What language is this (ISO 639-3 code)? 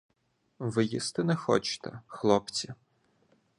ukr